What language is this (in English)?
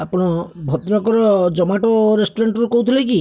Odia